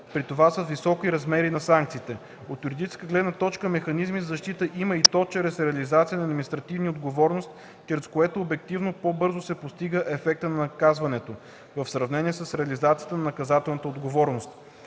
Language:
Bulgarian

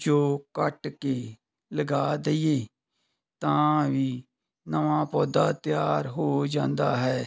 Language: Punjabi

